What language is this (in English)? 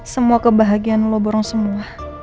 Indonesian